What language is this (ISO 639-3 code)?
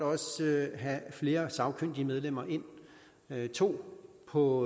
dan